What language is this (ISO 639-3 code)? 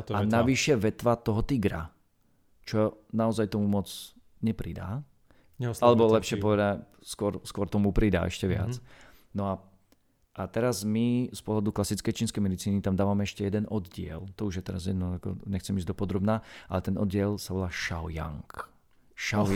slk